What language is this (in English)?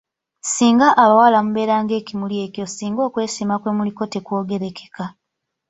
Ganda